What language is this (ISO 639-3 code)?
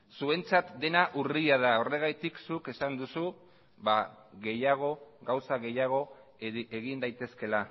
eus